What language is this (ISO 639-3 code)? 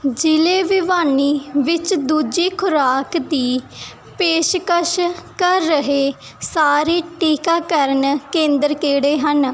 pan